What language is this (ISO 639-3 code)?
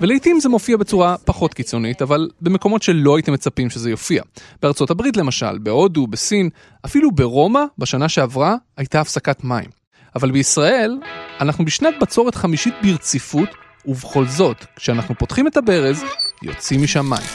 heb